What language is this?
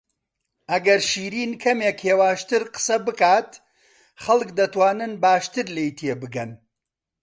Central Kurdish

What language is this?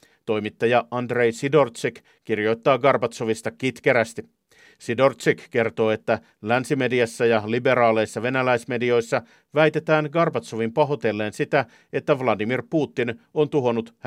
Finnish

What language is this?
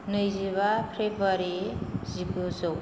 Bodo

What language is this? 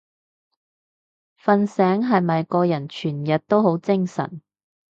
Cantonese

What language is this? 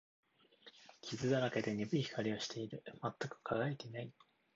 Japanese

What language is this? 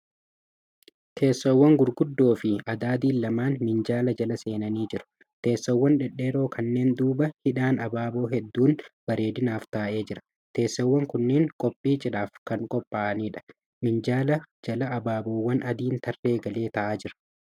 Oromo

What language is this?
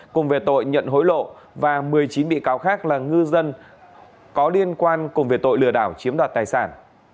Vietnamese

